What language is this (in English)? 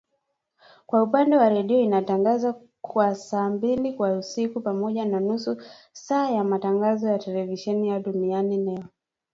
Swahili